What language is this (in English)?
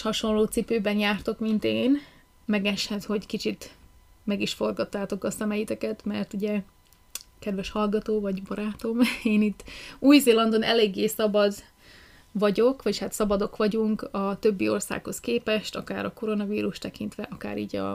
Hungarian